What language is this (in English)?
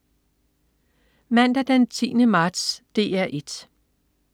Danish